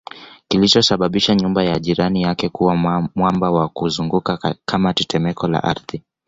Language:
Swahili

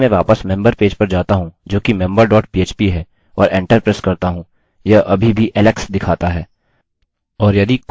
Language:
Hindi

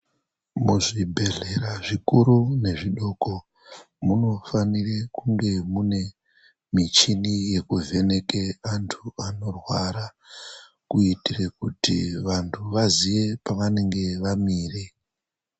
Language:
Ndau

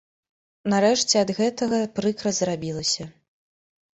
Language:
Belarusian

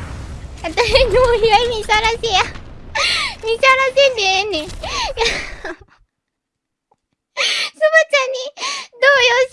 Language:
Japanese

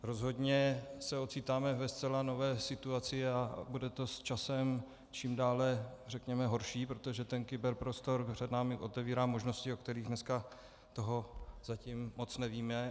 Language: Czech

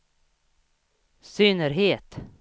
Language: Swedish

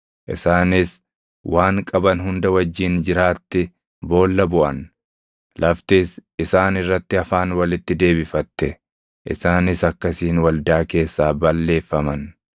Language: Oromo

